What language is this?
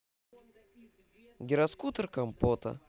Russian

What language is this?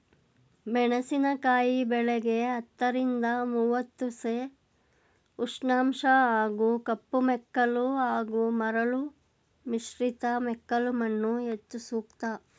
Kannada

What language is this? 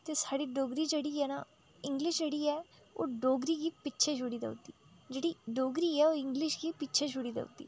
Dogri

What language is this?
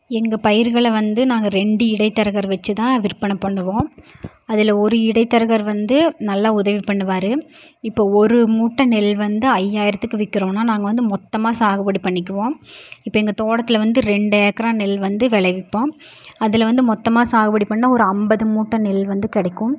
Tamil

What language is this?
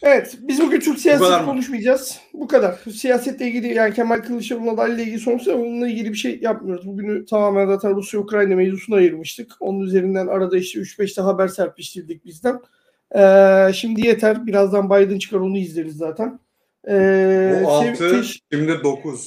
Turkish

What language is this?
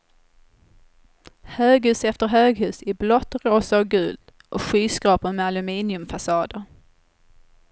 Swedish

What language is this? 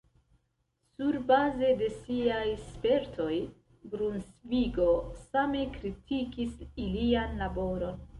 Esperanto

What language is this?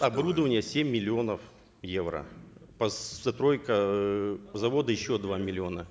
Kazakh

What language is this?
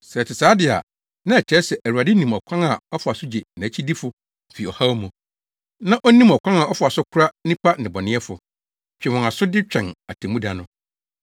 Akan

